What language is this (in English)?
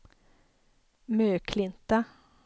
Swedish